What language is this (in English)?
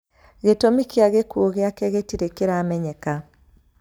Kikuyu